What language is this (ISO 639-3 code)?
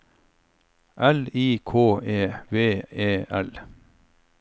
nor